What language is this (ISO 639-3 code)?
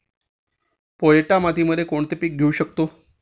mar